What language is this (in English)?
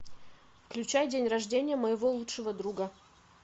Russian